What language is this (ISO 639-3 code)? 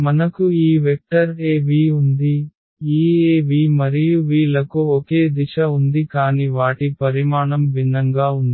tel